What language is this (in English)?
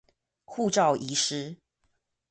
Chinese